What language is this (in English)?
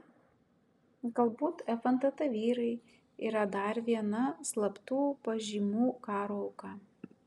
Lithuanian